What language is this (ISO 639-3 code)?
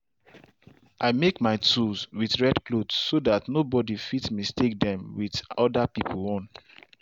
pcm